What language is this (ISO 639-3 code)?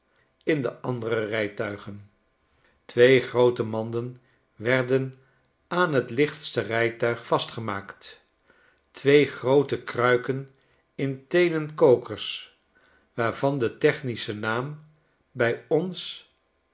nld